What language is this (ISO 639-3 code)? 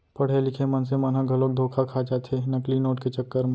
hne